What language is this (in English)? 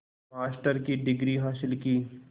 Hindi